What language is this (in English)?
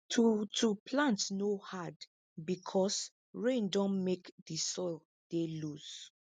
Nigerian Pidgin